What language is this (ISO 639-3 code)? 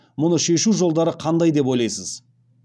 kaz